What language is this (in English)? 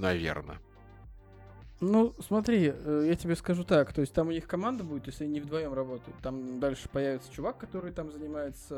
Russian